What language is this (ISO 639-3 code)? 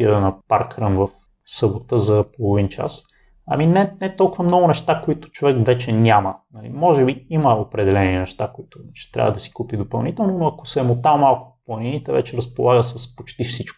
bul